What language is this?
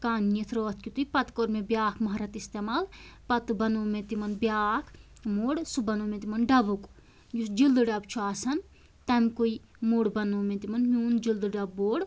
Kashmiri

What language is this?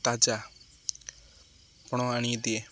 Odia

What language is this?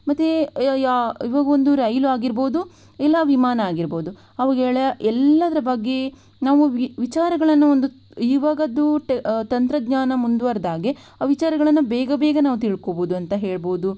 Kannada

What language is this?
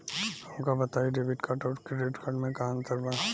Bhojpuri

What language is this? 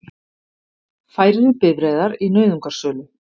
Icelandic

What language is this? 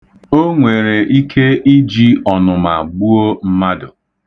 Igbo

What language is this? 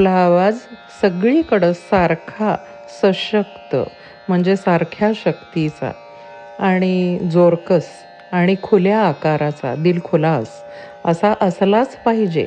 Marathi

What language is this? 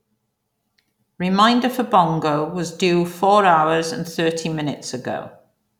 English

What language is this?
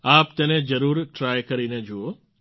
Gujarati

